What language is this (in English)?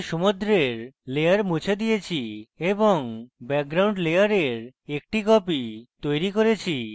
Bangla